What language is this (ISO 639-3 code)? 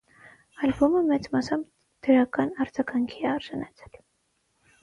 hye